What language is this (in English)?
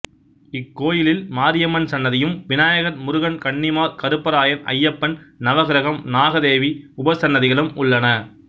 Tamil